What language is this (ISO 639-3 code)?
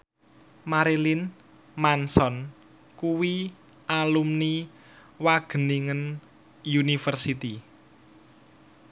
jav